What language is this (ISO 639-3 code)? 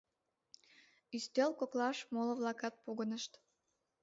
chm